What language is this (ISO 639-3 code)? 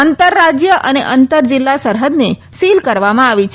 guj